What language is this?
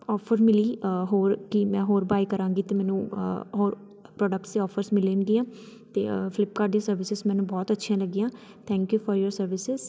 Punjabi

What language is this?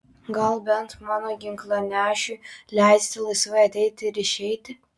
Lithuanian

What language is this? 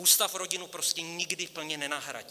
Czech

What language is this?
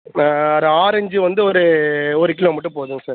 Tamil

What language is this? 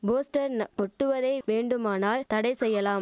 Tamil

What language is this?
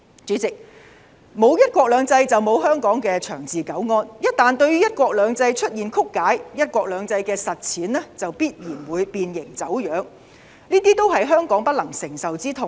Cantonese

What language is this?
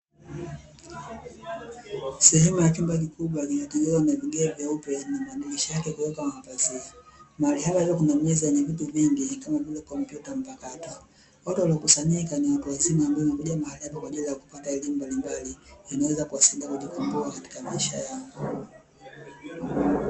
Swahili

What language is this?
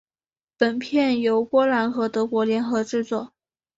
Chinese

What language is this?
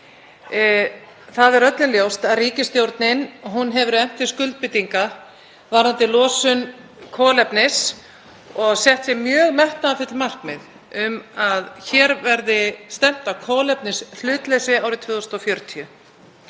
Icelandic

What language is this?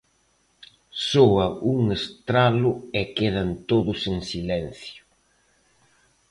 Galician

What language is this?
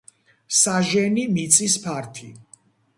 Georgian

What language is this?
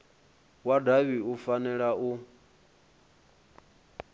Venda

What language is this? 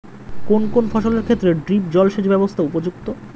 Bangla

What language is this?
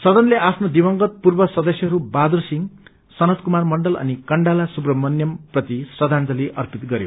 Nepali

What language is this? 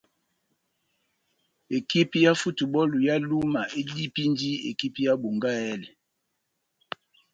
Batanga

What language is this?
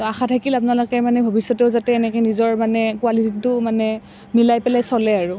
Assamese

